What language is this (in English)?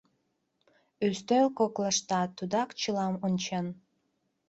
Mari